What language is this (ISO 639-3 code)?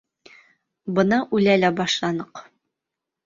bak